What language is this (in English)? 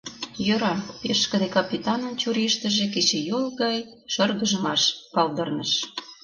Mari